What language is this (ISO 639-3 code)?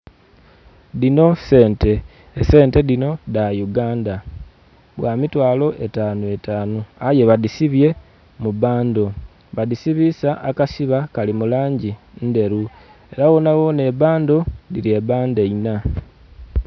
xog